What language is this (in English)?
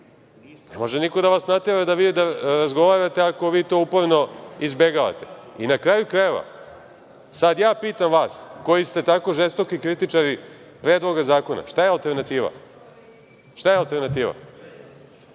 Serbian